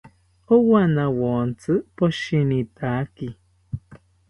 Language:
South Ucayali Ashéninka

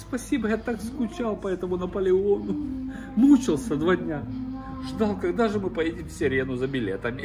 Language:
Russian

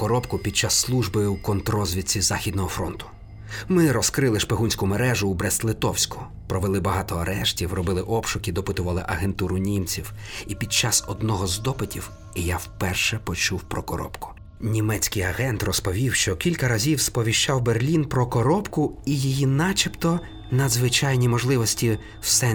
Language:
Ukrainian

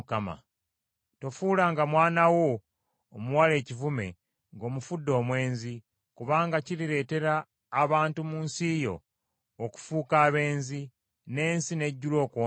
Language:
Ganda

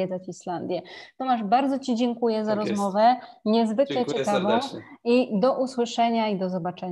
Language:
Polish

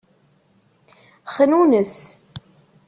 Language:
Kabyle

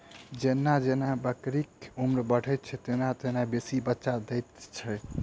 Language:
Maithili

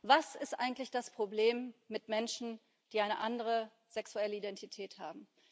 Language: German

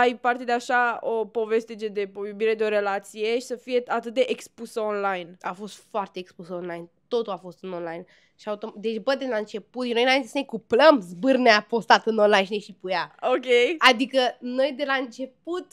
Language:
Romanian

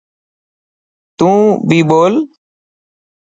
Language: Dhatki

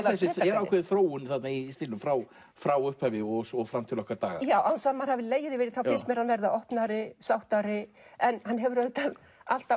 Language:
Icelandic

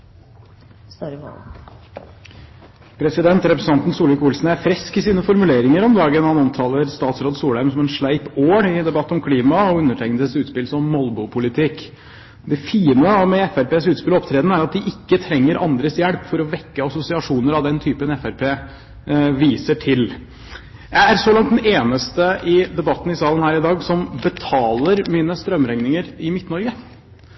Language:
Norwegian Bokmål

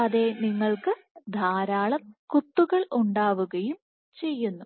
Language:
Malayalam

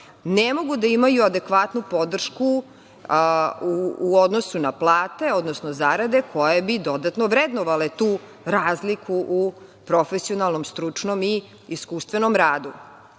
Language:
Serbian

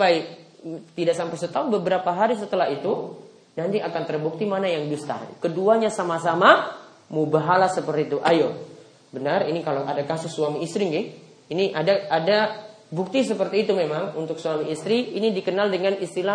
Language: Indonesian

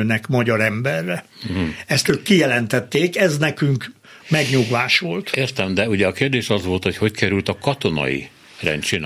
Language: Hungarian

